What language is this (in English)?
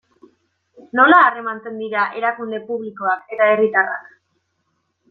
Basque